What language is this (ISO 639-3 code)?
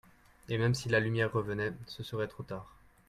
fra